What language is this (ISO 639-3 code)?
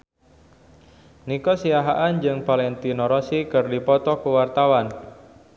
sun